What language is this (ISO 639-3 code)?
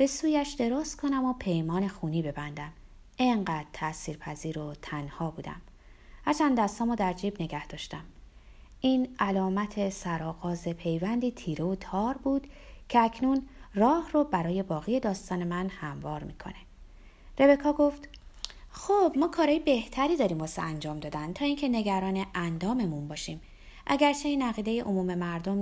fas